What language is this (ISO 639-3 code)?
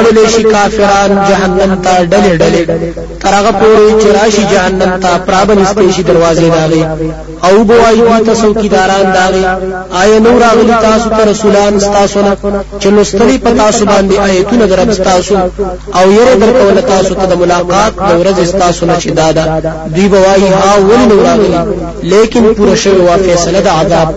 ara